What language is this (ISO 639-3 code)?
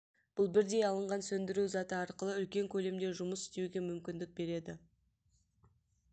kaz